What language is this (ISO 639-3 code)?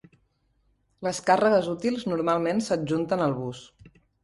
cat